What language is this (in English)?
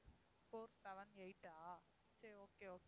Tamil